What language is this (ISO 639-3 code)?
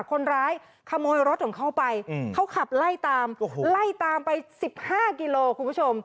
tha